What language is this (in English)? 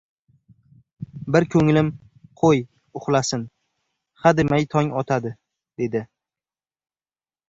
Uzbek